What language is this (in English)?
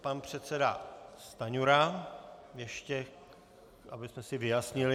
Czech